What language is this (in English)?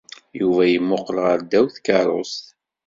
Kabyle